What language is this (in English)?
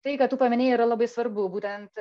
Lithuanian